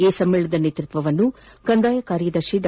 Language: Kannada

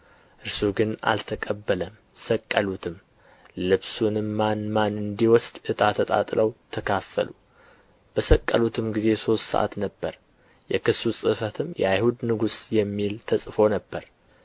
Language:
Amharic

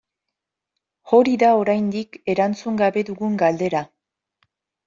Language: Basque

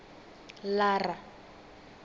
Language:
Venda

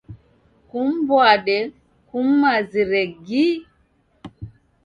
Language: Taita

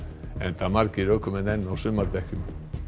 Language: Icelandic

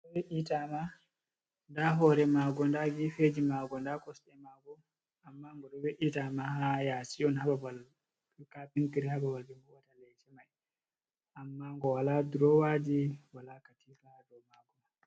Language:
Fula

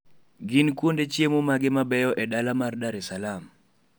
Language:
Luo (Kenya and Tanzania)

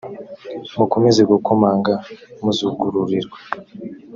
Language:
Kinyarwanda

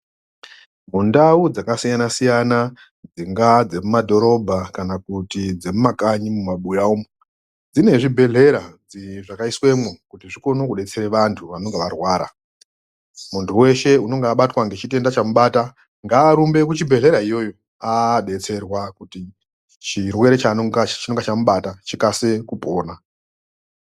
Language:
Ndau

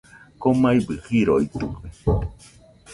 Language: Nüpode Huitoto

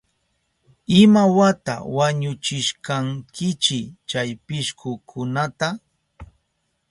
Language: Southern Pastaza Quechua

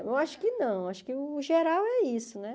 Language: Portuguese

